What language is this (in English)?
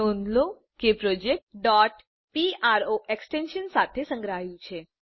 Gujarati